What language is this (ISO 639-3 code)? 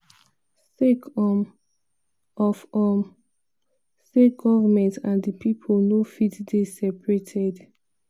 pcm